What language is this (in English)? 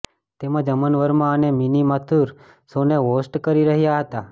Gujarati